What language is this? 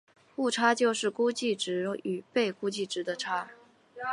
Chinese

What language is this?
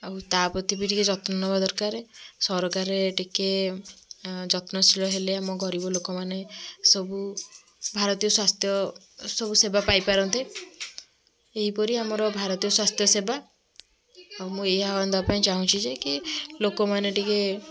Odia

